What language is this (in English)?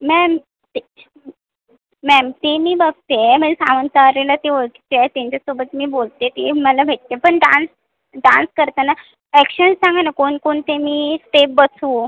Marathi